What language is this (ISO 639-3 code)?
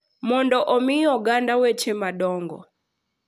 luo